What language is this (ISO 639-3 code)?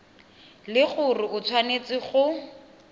tsn